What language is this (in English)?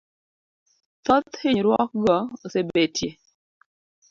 Luo (Kenya and Tanzania)